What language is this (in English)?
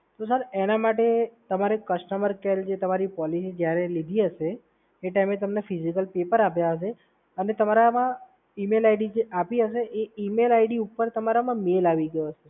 Gujarati